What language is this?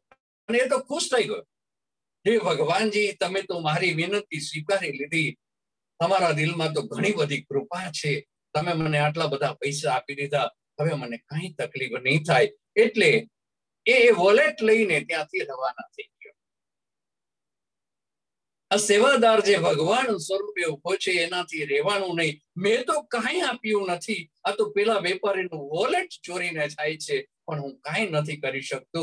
Gujarati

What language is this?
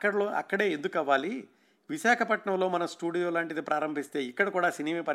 Telugu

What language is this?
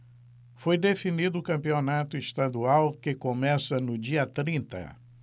Portuguese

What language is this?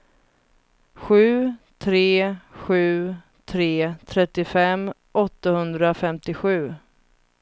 Swedish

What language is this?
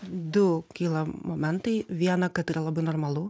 Lithuanian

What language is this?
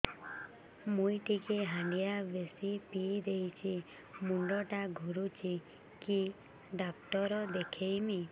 Odia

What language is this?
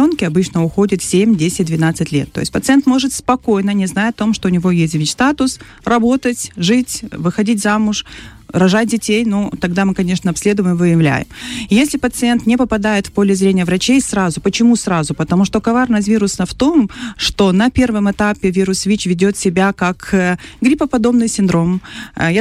Russian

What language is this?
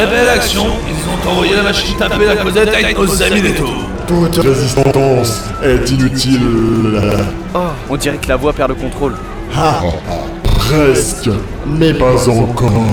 French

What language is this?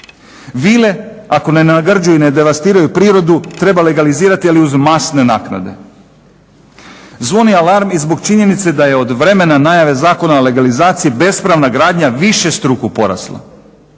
Croatian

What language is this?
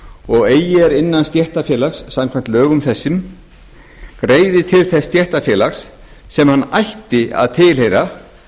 Icelandic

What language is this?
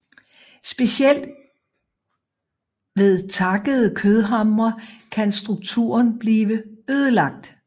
Danish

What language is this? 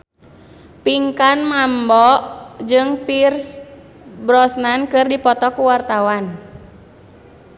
Sundanese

